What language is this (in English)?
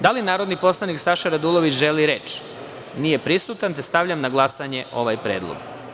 Serbian